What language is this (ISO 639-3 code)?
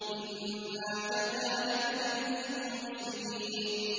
ara